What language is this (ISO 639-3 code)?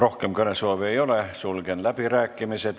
est